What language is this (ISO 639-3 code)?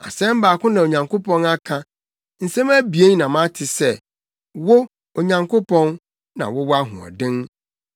aka